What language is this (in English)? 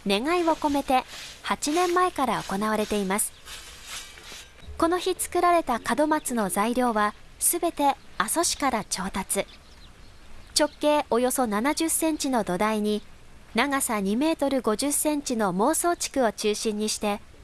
Japanese